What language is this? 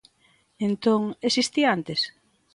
Galician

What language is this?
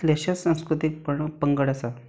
Konkani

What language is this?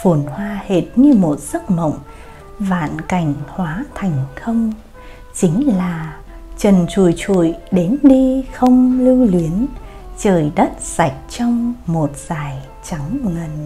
Vietnamese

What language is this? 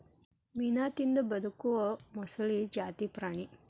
Kannada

